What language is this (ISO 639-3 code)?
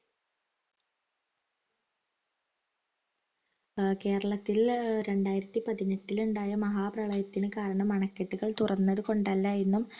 mal